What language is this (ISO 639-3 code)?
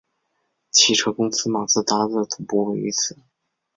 zho